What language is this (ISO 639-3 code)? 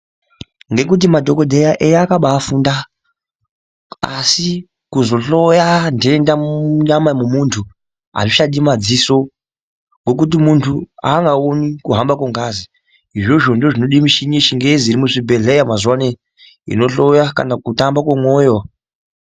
ndc